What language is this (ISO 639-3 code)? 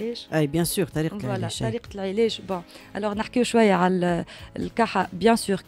ara